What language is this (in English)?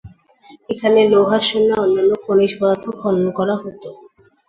Bangla